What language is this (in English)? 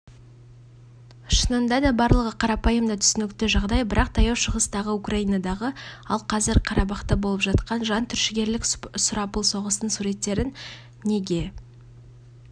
Kazakh